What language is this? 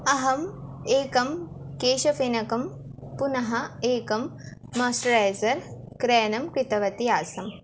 Sanskrit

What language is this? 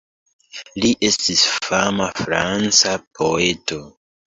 Esperanto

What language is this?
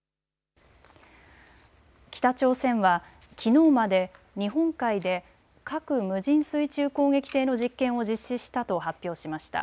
Japanese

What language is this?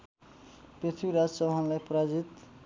Nepali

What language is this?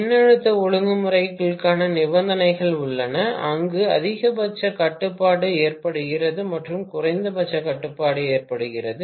Tamil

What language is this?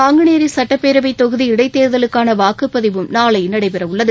Tamil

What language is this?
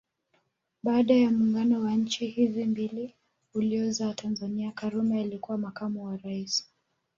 Swahili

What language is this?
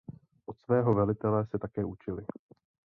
Czech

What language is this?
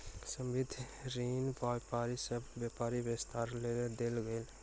Maithili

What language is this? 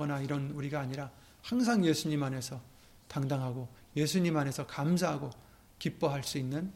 Korean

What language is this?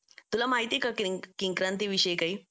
Marathi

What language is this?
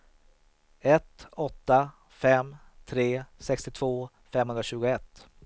Swedish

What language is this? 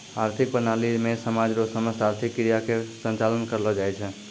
Maithili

